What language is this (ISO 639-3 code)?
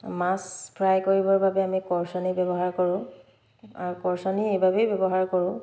asm